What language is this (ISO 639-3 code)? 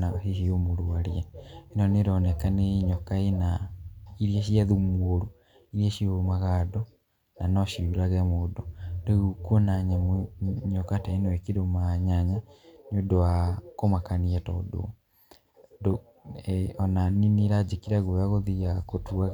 kik